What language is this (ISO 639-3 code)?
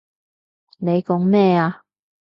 yue